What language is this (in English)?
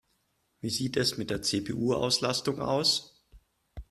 German